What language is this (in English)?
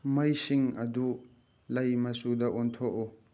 Manipuri